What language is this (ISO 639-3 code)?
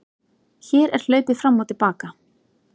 isl